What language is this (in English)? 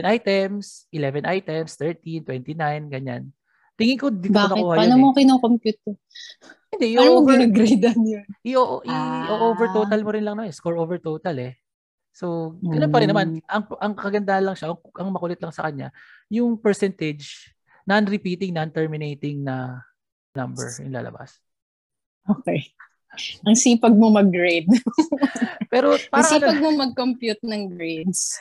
Filipino